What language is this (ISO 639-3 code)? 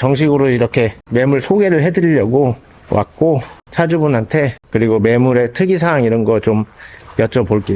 kor